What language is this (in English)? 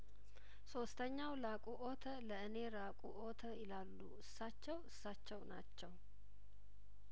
Amharic